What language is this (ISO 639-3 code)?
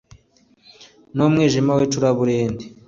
kin